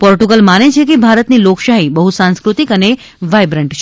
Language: Gujarati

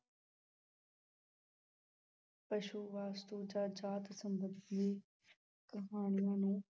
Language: Punjabi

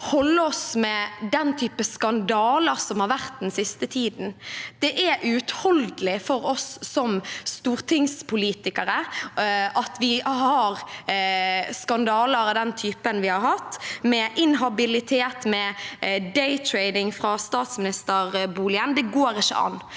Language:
Norwegian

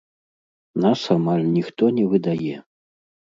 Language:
Belarusian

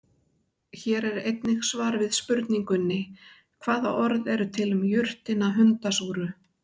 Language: Icelandic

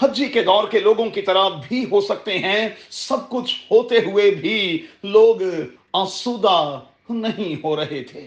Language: Urdu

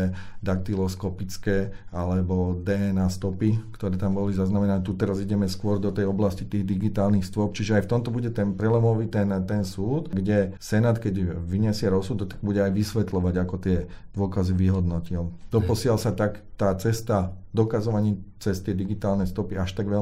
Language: Slovak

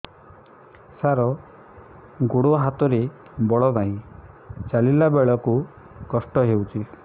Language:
Odia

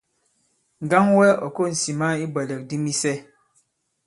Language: Bankon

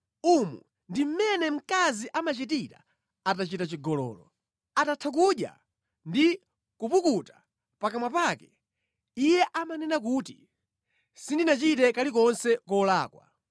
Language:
Nyanja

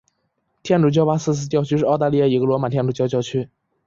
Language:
Chinese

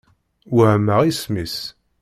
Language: Kabyle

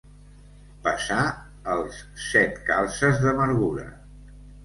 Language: Catalan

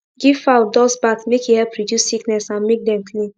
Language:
Nigerian Pidgin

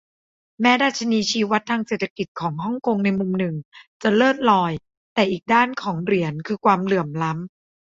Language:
Thai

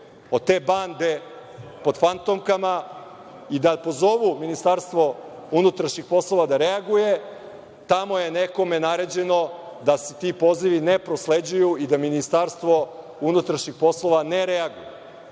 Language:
Serbian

